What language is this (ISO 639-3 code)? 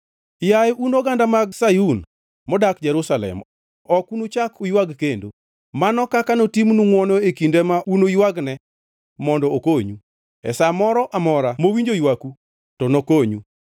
luo